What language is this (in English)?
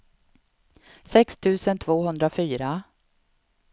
Swedish